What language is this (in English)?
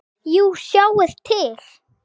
Icelandic